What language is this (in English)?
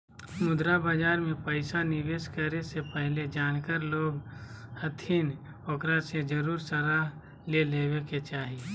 Magahi